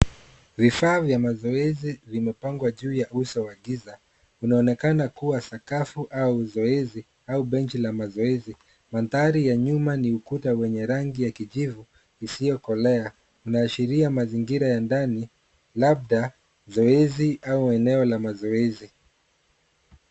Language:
Swahili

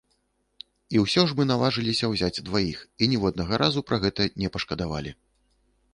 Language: Belarusian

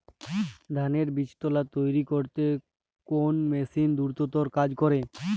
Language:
Bangla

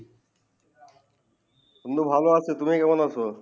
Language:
Bangla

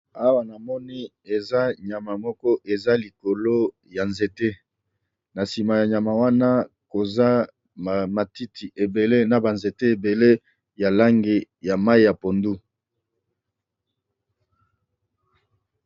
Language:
Lingala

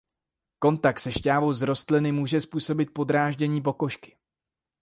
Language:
Czech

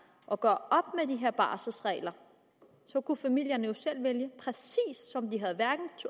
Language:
Danish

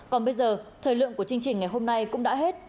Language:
Vietnamese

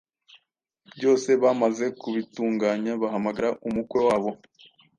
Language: Kinyarwanda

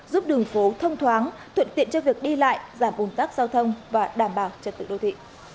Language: Vietnamese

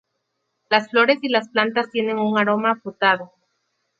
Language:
Spanish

